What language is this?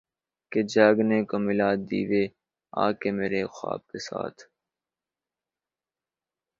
Urdu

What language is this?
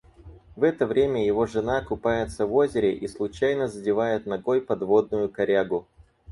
Russian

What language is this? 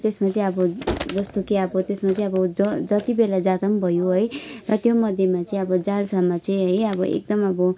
Nepali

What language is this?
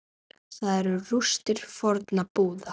Icelandic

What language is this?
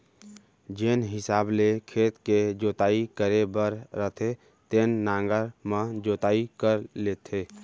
Chhattisgarhi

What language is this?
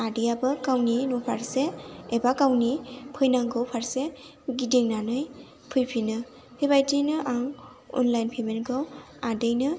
Bodo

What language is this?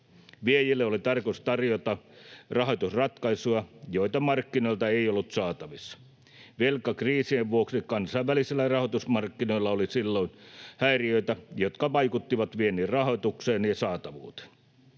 Finnish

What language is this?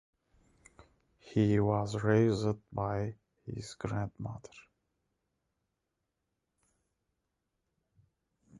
English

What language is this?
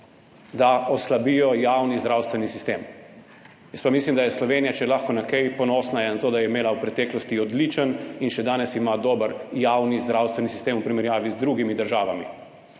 Slovenian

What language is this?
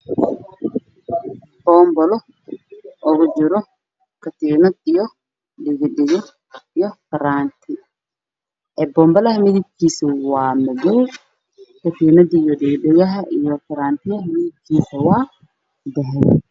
Somali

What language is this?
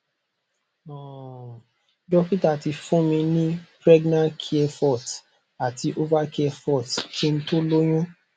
Yoruba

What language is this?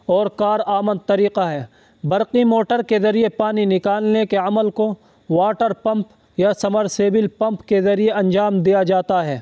Urdu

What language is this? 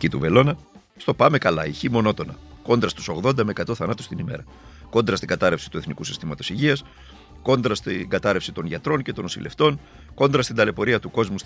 Greek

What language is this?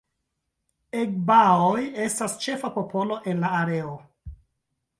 Esperanto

